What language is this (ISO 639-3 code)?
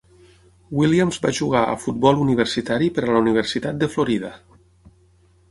cat